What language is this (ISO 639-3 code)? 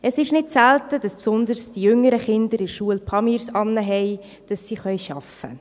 gsw